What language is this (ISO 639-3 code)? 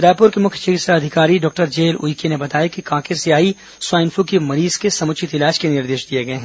hin